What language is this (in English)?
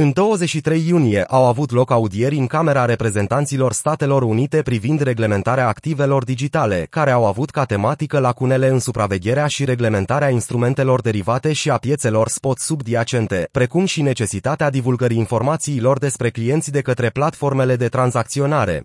Romanian